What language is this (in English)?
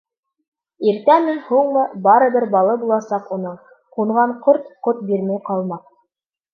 Bashkir